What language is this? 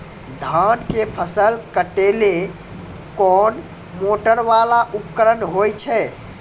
Maithili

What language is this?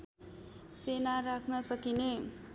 Nepali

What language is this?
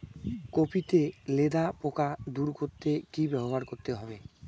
Bangla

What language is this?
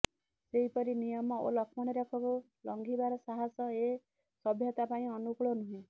Odia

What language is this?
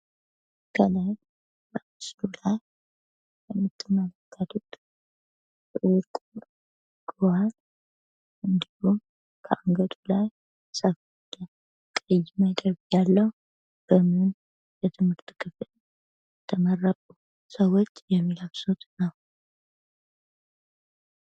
Amharic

